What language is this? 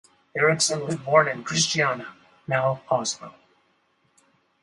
English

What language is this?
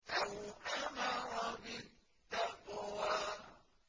Arabic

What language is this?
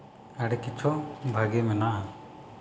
Santali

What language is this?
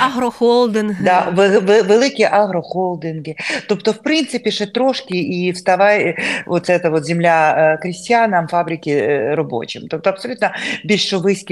Ukrainian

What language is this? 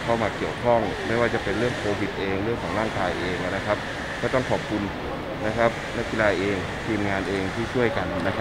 Thai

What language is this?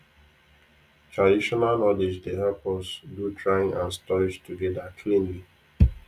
Nigerian Pidgin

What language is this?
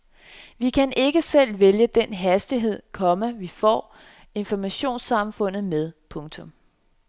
Danish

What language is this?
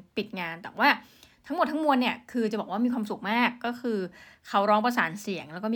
Thai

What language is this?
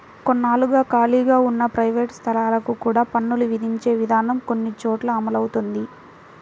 Telugu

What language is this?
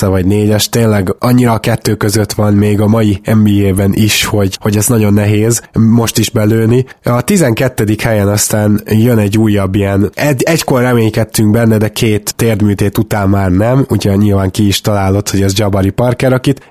Hungarian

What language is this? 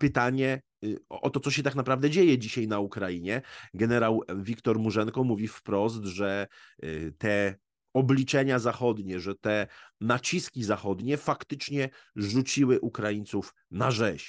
Polish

